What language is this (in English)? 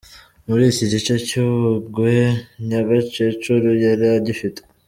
Kinyarwanda